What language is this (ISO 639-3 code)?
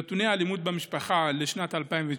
heb